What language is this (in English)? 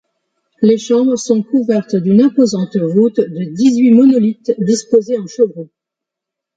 French